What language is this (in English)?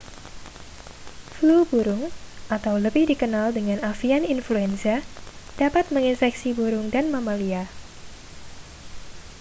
Indonesian